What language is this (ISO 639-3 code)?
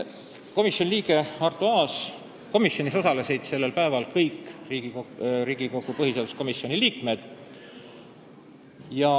est